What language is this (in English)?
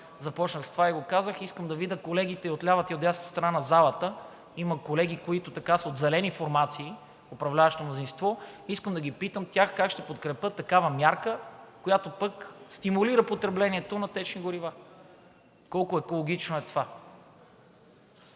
Bulgarian